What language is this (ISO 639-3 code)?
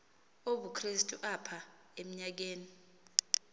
xho